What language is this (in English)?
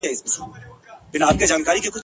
Pashto